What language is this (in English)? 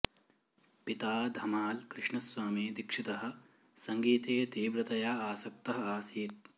Sanskrit